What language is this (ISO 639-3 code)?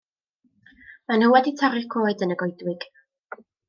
cym